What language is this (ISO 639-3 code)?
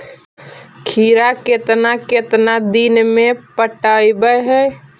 mag